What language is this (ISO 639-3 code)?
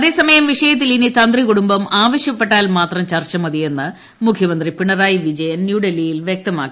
mal